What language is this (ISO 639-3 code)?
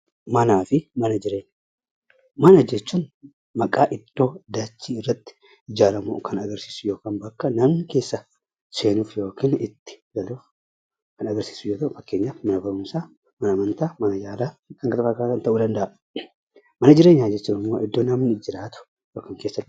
orm